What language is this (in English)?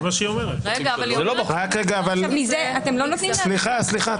Hebrew